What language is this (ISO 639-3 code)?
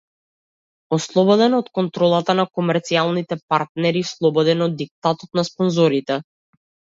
mkd